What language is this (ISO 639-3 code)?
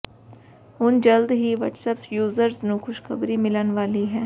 pan